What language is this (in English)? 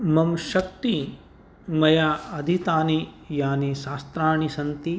Sanskrit